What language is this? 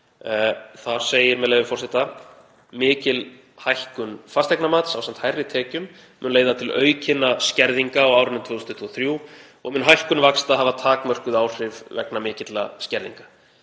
Icelandic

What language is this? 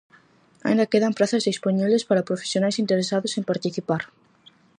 Galician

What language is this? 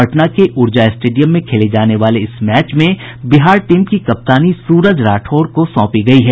Hindi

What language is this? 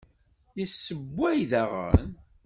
Kabyle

